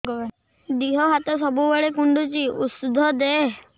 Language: Odia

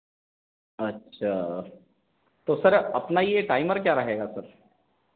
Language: Hindi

